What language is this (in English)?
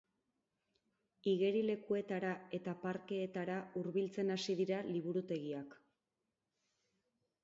Basque